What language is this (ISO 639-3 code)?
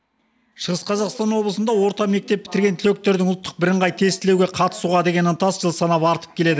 kaz